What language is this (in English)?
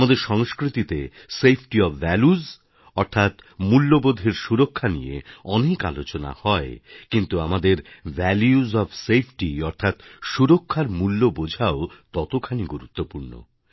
Bangla